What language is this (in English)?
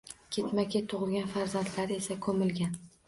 Uzbek